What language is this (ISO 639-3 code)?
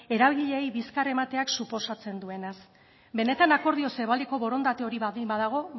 eus